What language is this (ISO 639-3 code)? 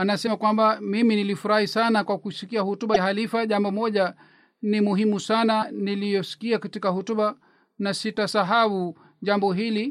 swa